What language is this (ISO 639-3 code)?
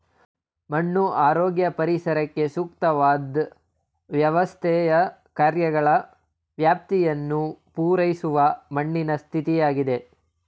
kan